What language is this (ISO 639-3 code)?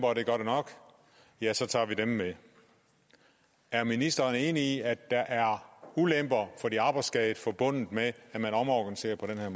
dan